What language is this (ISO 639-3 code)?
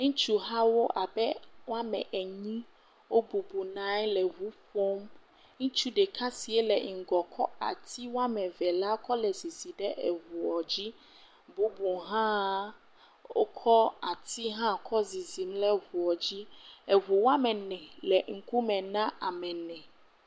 ewe